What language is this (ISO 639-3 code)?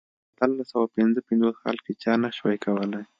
pus